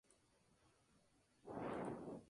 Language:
Spanish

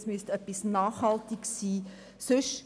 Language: Swiss German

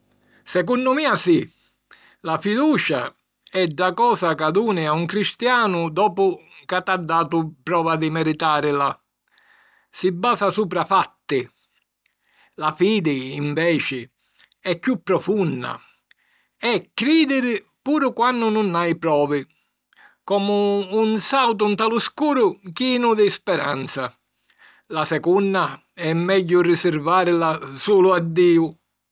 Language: Sicilian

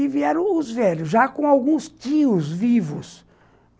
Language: Portuguese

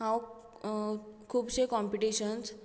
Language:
Konkani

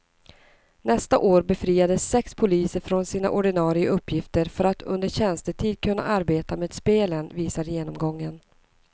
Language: Swedish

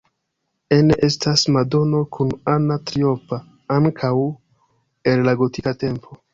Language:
Esperanto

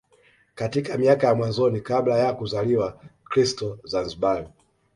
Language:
Swahili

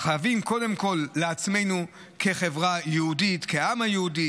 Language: Hebrew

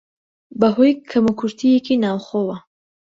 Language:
Central Kurdish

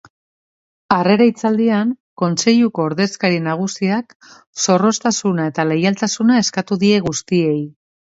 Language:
Basque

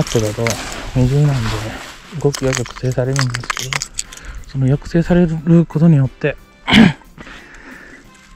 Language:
Japanese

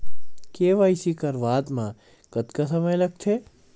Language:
Chhattisgarhi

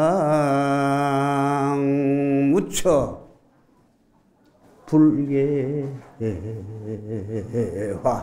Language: Korean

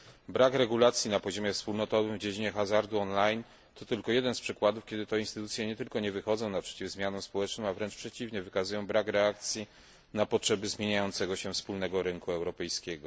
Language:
Polish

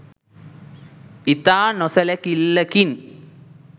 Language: Sinhala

